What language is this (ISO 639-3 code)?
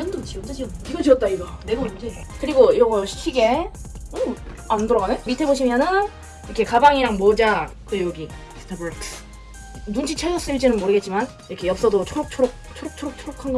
kor